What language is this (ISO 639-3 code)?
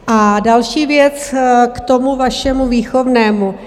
ces